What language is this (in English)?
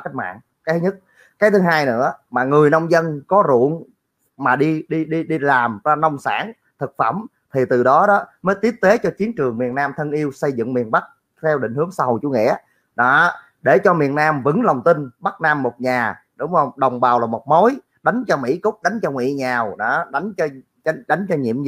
Vietnamese